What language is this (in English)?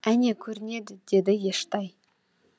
Kazakh